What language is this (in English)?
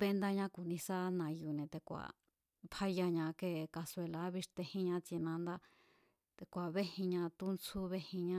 Mazatlán Mazatec